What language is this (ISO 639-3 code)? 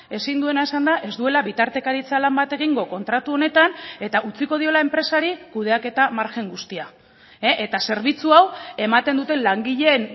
eus